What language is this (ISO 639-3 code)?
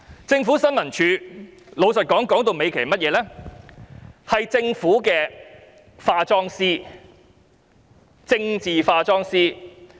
yue